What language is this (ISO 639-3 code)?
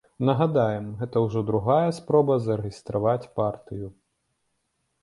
bel